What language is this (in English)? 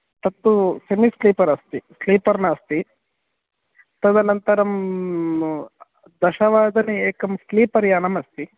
Sanskrit